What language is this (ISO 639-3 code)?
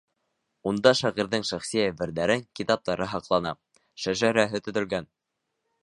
bak